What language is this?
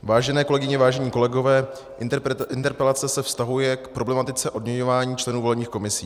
Czech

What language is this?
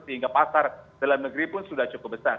Indonesian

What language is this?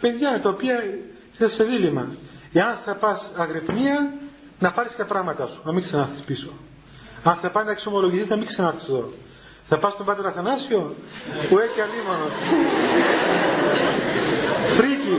Greek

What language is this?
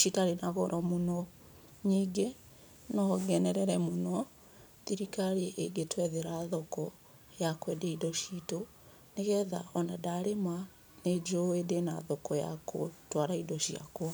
Kikuyu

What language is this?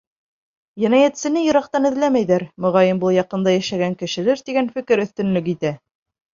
Bashkir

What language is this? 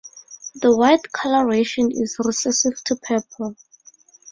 English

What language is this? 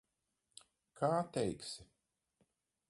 Latvian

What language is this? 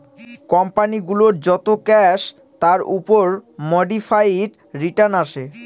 Bangla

